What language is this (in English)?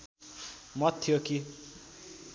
Nepali